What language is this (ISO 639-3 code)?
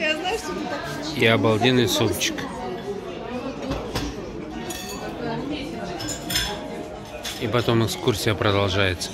rus